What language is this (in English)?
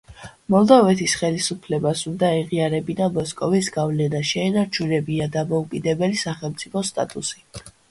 Georgian